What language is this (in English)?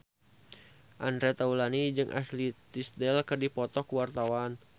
Sundanese